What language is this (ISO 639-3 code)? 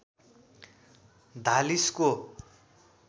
nep